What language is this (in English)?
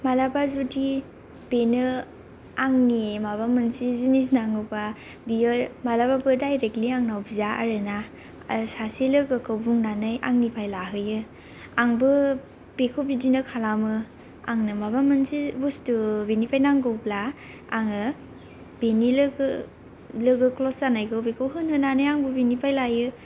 Bodo